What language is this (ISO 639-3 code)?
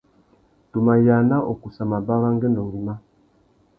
bag